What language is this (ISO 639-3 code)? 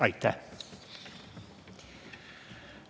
est